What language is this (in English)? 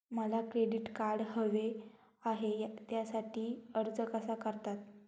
Marathi